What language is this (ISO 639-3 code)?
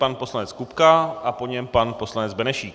ces